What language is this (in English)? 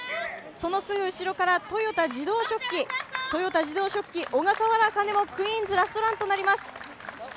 Japanese